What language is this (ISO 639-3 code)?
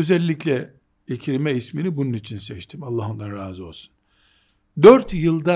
tur